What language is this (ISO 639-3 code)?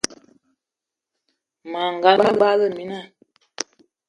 eto